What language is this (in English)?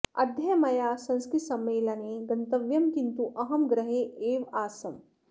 Sanskrit